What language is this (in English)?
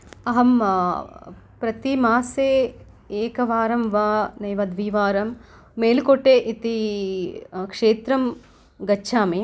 Sanskrit